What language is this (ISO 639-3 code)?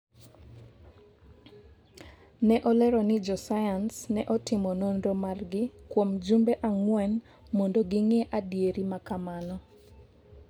luo